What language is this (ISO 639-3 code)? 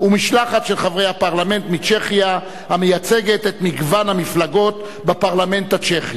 heb